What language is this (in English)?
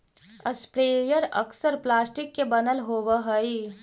Magahi